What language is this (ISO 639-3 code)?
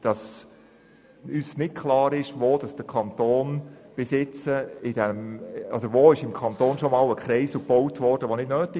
gsw